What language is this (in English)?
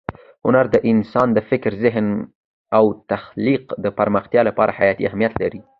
Pashto